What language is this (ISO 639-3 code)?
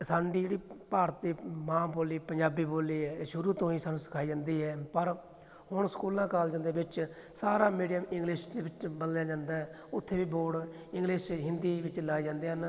pan